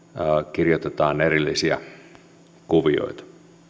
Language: Finnish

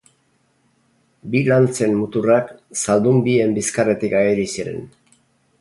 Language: Basque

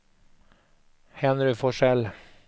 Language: Swedish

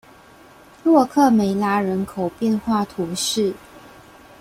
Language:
Chinese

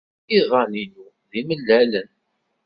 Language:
Kabyle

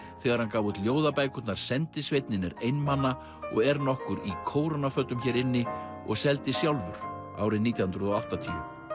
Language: Icelandic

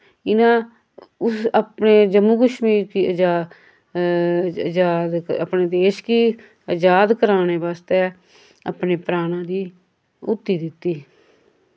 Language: Dogri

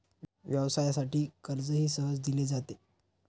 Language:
Marathi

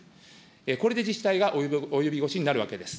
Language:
Japanese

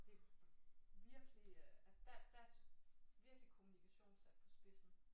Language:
Danish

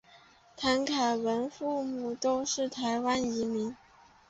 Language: Chinese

